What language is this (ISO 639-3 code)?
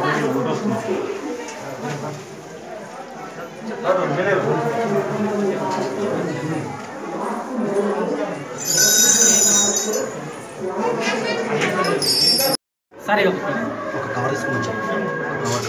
ind